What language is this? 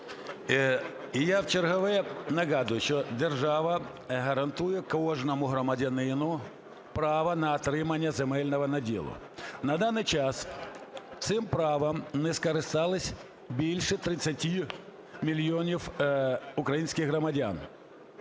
Ukrainian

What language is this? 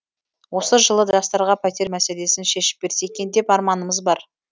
Kazakh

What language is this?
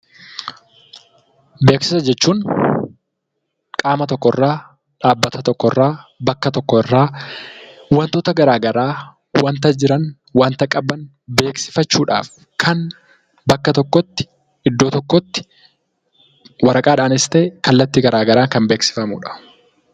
Oromo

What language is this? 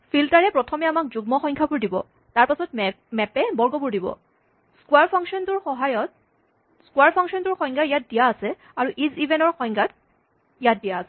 Assamese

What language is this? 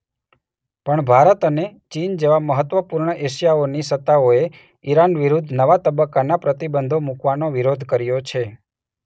Gujarati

